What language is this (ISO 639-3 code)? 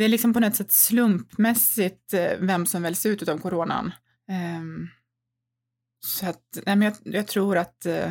swe